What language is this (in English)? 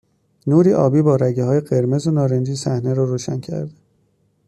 Persian